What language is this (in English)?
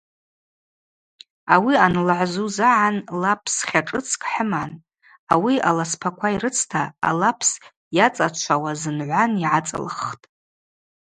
Abaza